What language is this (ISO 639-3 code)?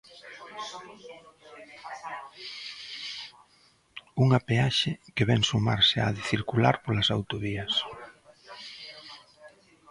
glg